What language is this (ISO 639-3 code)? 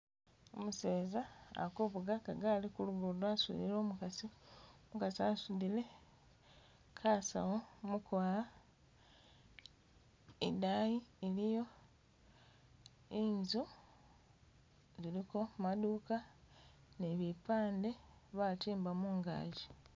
myx